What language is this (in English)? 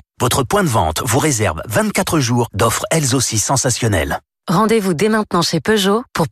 French